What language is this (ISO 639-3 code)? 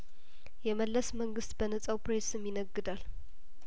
amh